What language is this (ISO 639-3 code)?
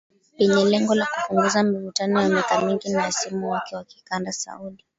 swa